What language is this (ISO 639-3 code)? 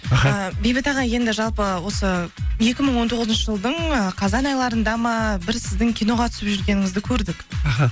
kaz